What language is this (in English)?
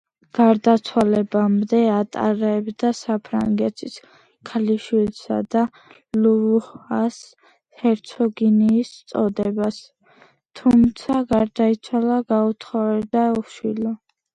Georgian